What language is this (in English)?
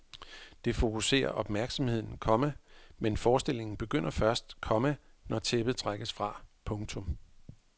Danish